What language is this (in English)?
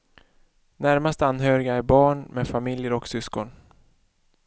Swedish